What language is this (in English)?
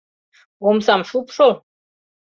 Mari